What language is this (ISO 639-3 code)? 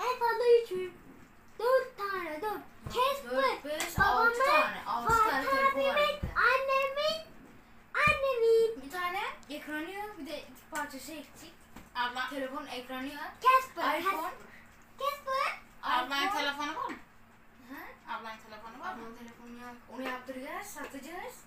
tur